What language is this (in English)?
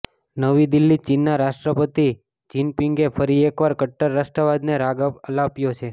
Gujarati